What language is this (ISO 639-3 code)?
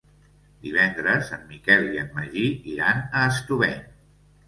cat